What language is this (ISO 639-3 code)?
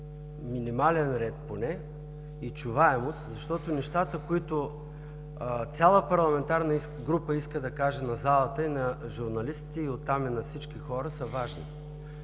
bul